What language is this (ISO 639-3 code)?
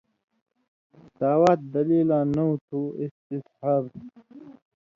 mvy